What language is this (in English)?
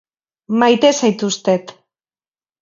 Basque